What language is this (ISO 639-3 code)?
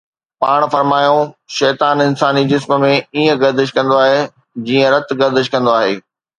snd